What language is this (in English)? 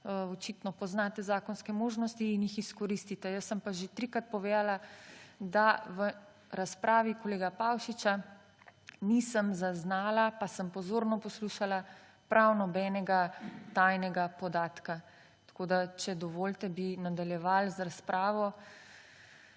Slovenian